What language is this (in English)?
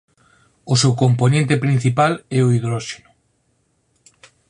Galician